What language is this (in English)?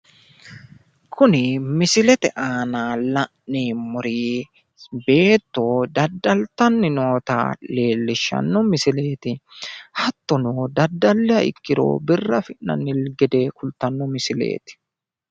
Sidamo